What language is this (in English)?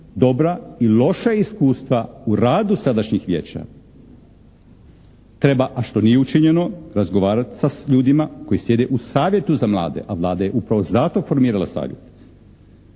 Croatian